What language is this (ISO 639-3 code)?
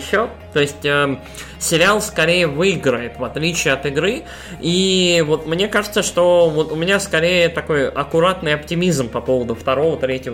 rus